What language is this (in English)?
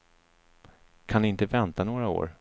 Swedish